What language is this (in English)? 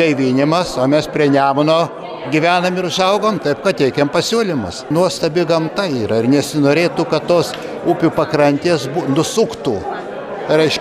Lithuanian